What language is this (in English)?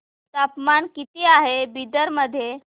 Marathi